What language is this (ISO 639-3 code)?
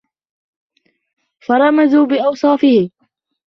ara